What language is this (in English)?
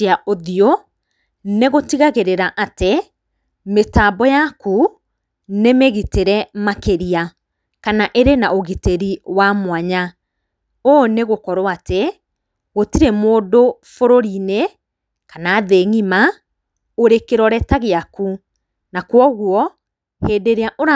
Kikuyu